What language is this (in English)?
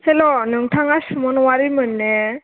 Bodo